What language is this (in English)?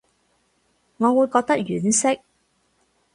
Cantonese